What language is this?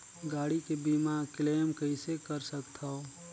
Chhattisgarhi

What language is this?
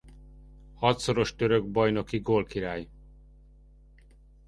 Hungarian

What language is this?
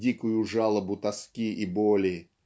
Russian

